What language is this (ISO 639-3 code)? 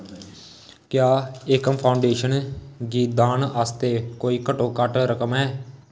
doi